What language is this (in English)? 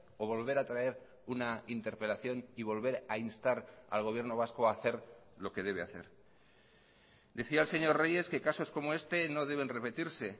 Spanish